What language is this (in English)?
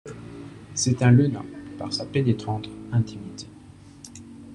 French